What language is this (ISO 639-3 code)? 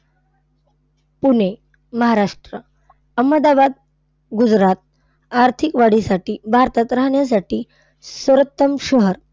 mar